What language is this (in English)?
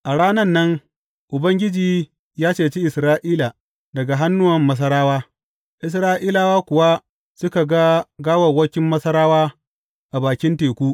Hausa